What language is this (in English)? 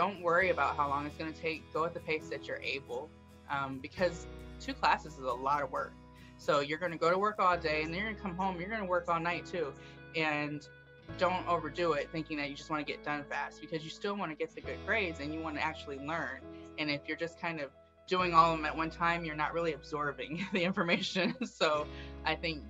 English